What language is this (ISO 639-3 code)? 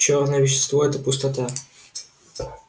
rus